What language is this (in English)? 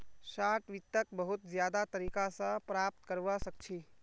Magahi